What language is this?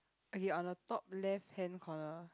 English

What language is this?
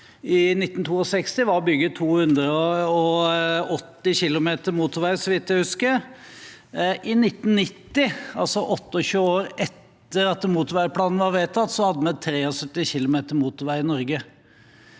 Norwegian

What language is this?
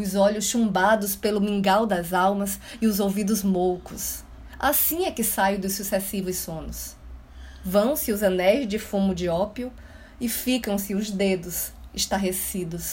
Portuguese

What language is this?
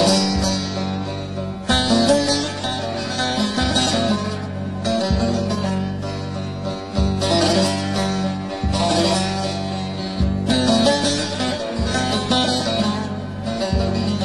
Turkish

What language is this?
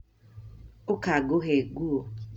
Kikuyu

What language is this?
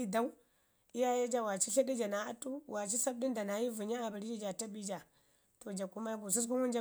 Ngizim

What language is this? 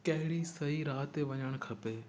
Sindhi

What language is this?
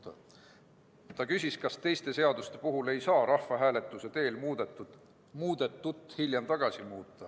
Estonian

